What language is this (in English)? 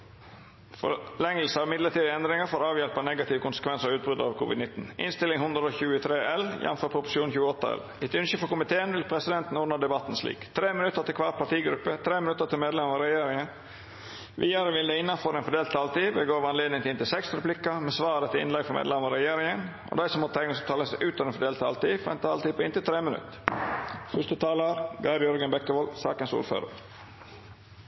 Norwegian Nynorsk